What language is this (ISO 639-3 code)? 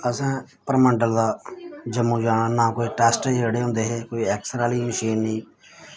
doi